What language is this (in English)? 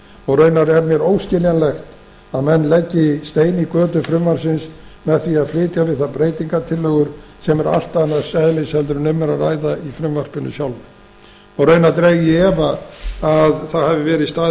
Icelandic